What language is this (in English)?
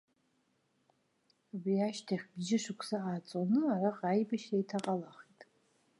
Abkhazian